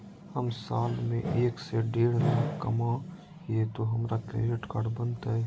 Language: Magahi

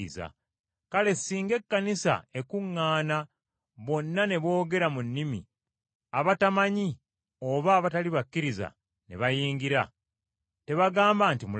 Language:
Ganda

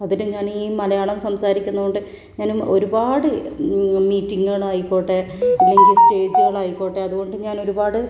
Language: Malayalam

